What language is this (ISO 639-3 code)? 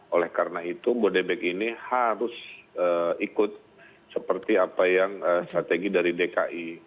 ind